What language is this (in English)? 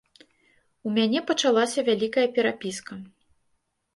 Belarusian